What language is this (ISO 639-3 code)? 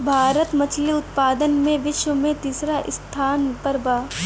bho